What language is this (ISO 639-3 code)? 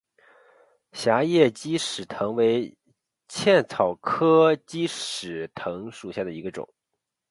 zho